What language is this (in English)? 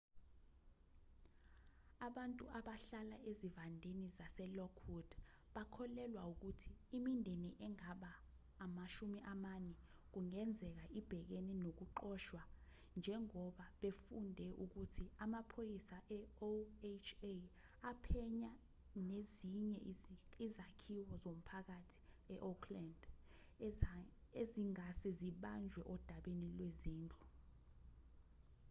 Zulu